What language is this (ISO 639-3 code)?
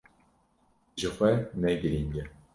kur